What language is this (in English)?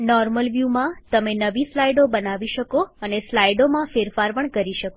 Gujarati